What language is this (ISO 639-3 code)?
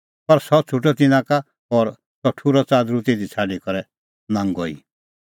kfx